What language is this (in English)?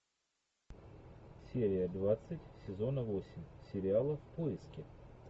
Russian